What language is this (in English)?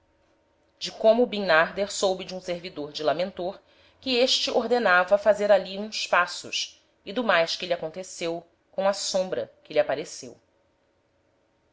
Portuguese